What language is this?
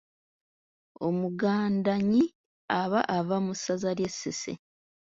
Ganda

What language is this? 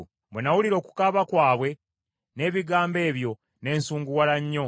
Ganda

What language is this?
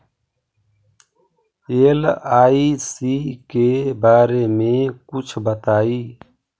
Magahi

